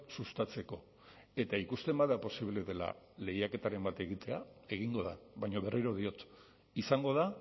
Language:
Basque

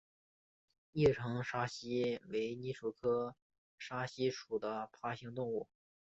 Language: Chinese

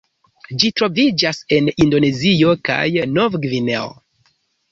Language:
Esperanto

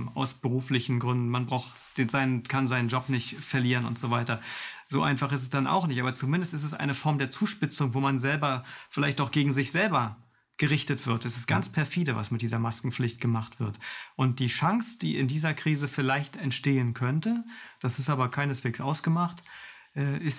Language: German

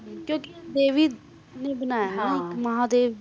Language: Punjabi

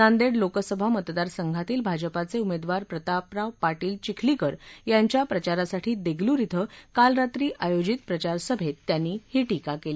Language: Marathi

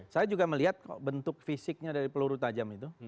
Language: Indonesian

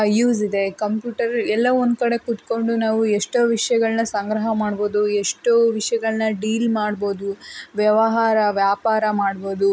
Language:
Kannada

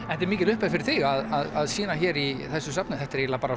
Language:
Icelandic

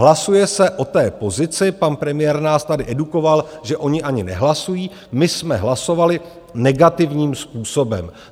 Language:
Czech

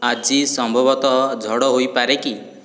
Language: Odia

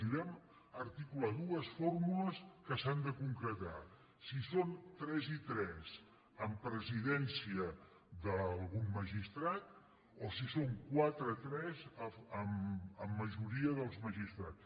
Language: Catalan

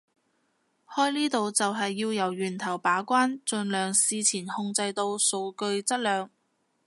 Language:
Cantonese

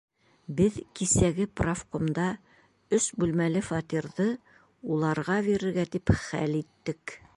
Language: Bashkir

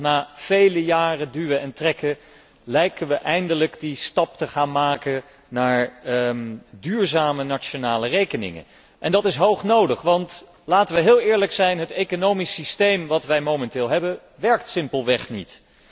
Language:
Dutch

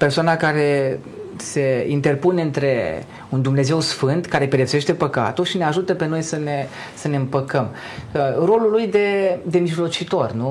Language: Romanian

